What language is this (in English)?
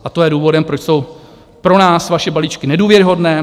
Czech